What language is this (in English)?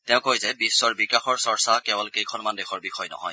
Assamese